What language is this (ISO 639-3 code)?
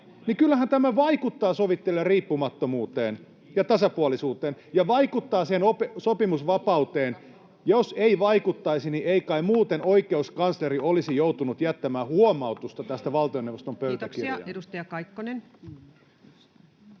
fin